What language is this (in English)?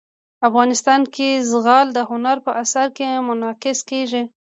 Pashto